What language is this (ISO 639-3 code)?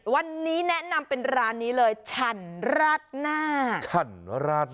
tha